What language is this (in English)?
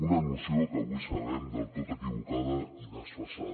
Catalan